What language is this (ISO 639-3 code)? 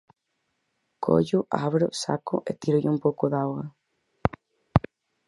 glg